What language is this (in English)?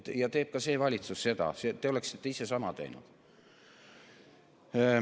Estonian